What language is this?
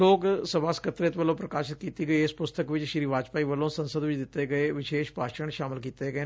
Punjabi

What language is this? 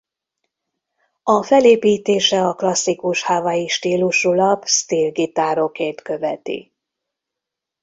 Hungarian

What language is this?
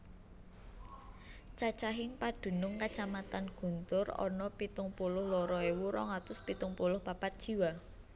Javanese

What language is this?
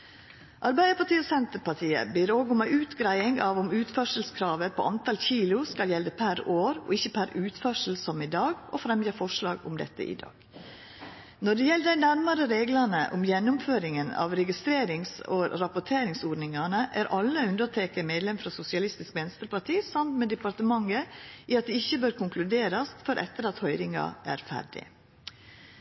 Norwegian Nynorsk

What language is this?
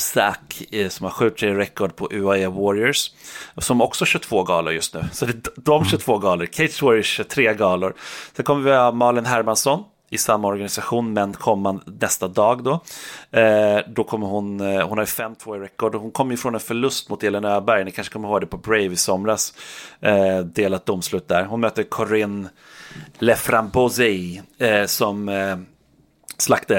Swedish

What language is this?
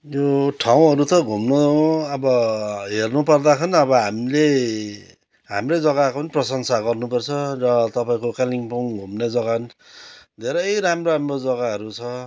Nepali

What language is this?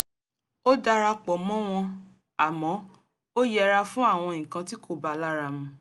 Yoruba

